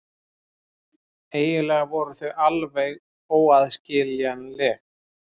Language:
Icelandic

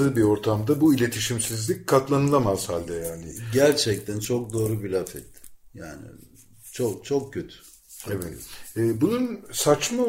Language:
Turkish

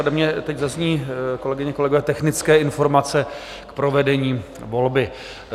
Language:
Czech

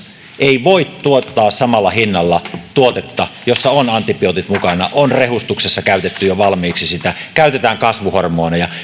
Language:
Finnish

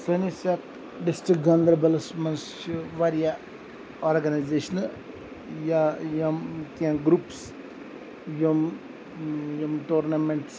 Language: Kashmiri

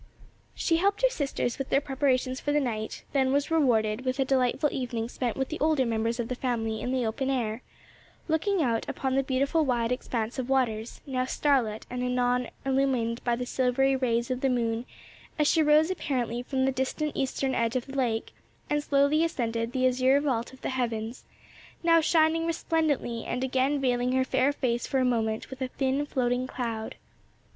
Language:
English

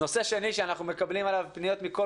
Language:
Hebrew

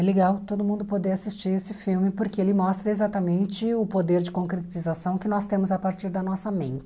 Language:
Portuguese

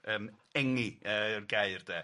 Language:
Welsh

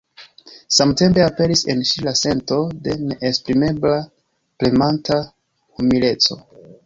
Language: Esperanto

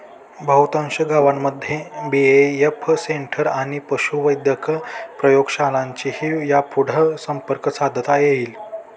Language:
Marathi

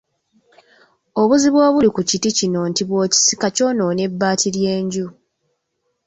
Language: Ganda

